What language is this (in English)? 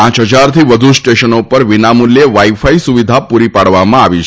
Gujarati